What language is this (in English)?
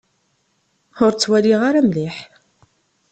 Kabyle